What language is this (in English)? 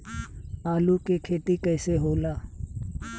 Bhojpuri